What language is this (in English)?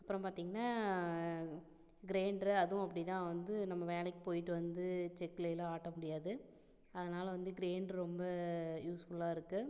Tamil